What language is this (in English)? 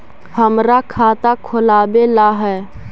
Magahi